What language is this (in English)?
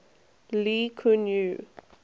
English